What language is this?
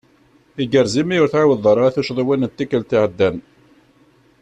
Kabyle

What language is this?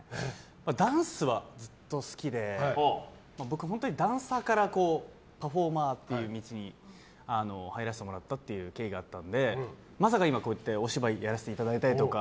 Japanese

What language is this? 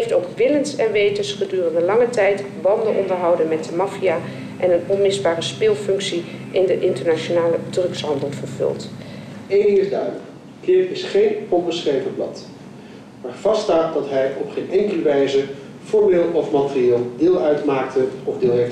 Dutch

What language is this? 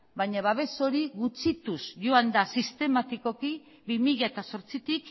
Basque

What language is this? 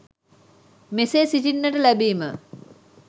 Sinhala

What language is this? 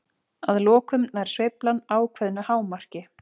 Icelandic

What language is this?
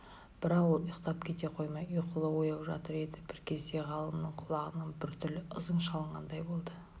Kazakh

